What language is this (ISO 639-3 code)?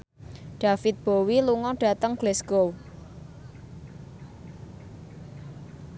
jav